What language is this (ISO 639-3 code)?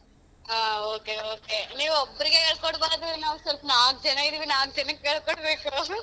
kan